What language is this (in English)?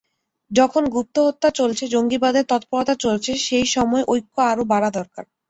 Bangla